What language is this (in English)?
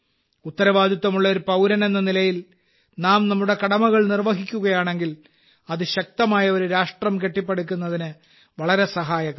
Malayalam